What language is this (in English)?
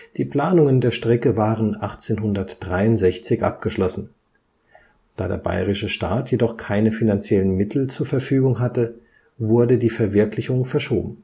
German